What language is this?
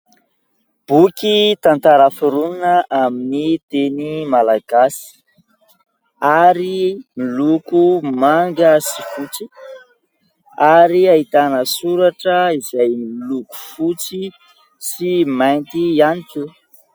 Malagasy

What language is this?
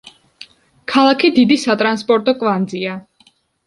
Georgian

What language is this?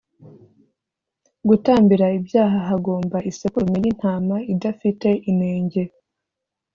Kinyarwanda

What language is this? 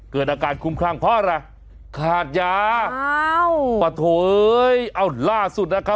Thai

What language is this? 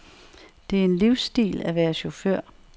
Danish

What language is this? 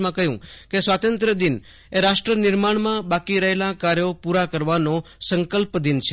Gujarati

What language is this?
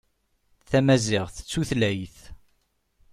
Kabyle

